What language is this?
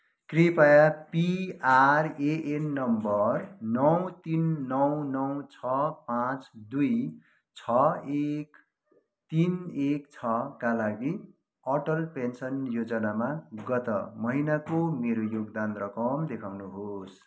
Nepali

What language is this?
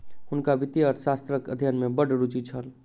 Maithili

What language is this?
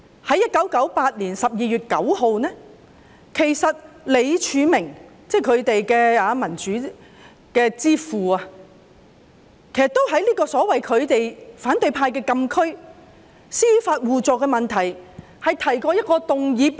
Cantonese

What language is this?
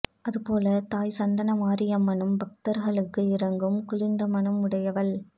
Tamil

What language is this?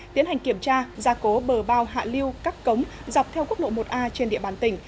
Vietnamese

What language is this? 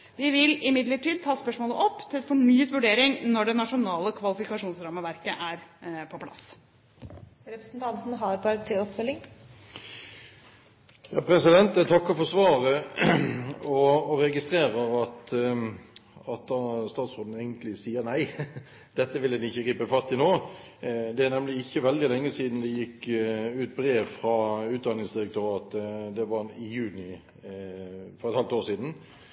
Norwegian Bokmål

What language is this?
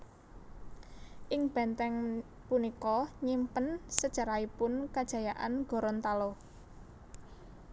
Javanese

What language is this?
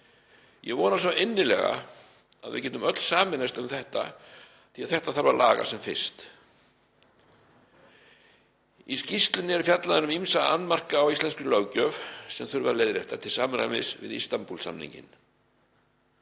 Icelandic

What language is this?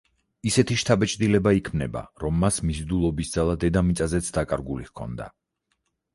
Georgian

